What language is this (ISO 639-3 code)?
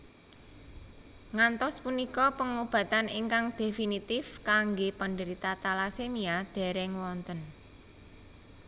jav